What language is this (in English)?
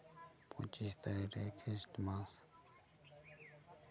Santali